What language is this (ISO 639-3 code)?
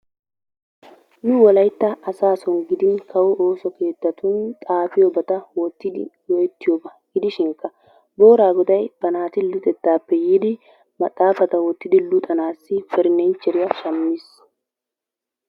wal